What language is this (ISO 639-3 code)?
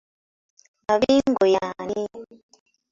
lug